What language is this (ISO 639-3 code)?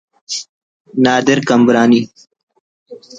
brh